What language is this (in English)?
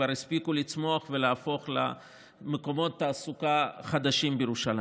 Hebrew